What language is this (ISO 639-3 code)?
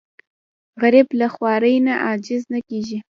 pus